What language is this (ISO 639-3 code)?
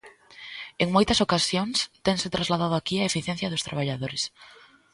glg